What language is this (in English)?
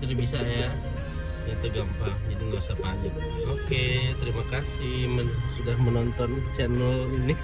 Indonesian